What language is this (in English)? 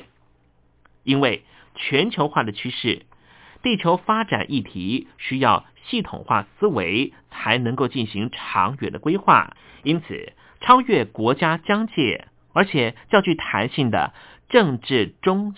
Chinese